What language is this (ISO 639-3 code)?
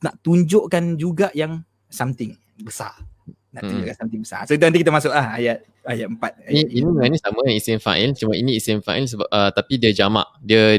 msa